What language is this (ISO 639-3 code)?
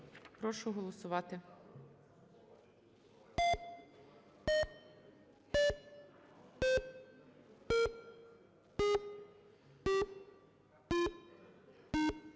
ukr